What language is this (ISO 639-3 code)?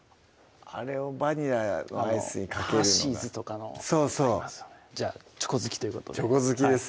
jpn